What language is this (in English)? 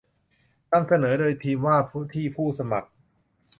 Thai